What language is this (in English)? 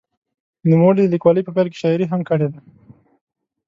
Pashto